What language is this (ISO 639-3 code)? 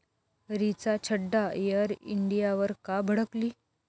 mar